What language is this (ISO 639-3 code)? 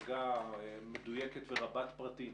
heb